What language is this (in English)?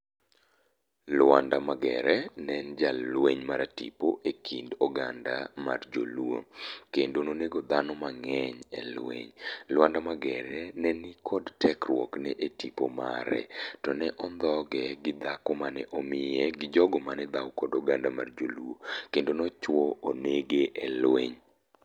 Luo (Kenya and Tanzania)